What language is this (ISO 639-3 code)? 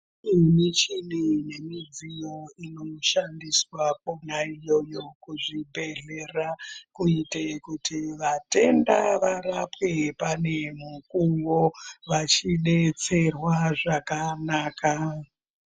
ndc